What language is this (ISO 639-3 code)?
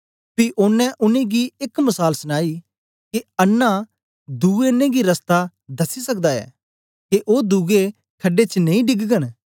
doi